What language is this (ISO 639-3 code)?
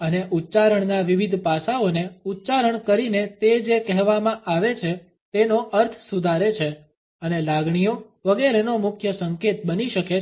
guj